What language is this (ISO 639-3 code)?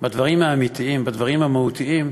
heb